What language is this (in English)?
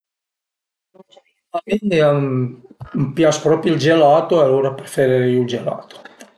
Piedmontese